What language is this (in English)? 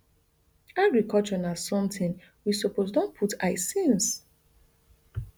Nigerian Pidgin